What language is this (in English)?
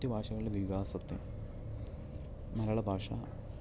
Malayalam